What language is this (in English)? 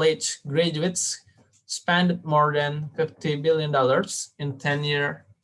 Indonesian